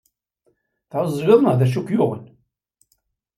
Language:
Kabyle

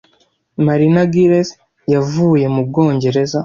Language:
Kinyarwanda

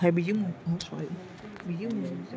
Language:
Gujarati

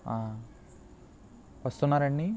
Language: Telugu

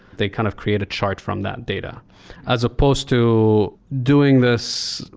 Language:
English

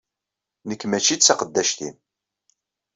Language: Kabyle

